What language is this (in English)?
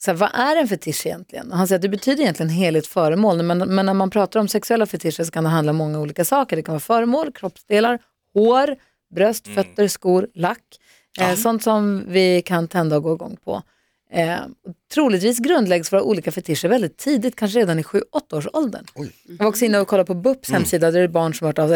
Swedish